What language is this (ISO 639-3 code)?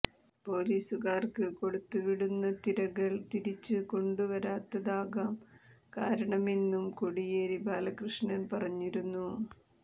mal